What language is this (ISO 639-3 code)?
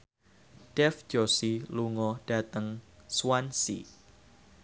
jav